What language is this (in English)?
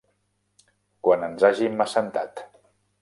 Catalan